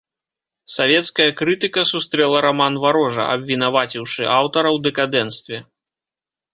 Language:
Belarusian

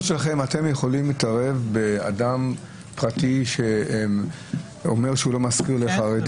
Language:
Hebrew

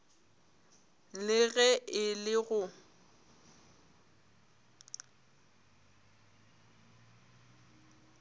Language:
Northern Sotho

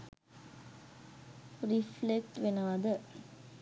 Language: Sinhala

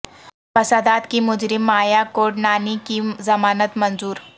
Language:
Urdu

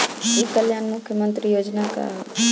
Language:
Bhojpuri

